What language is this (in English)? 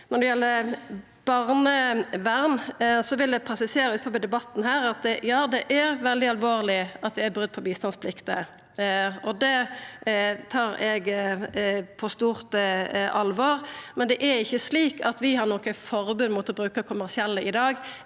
Norwegian